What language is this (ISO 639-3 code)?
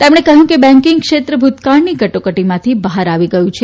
guj